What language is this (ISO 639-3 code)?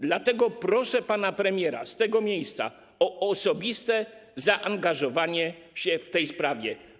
pol